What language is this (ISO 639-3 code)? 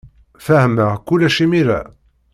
kab